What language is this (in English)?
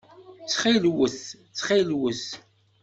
Kabyle